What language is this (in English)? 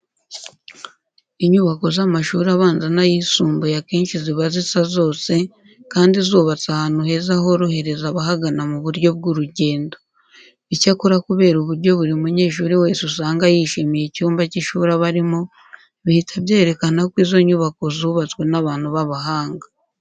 Kinyarwanda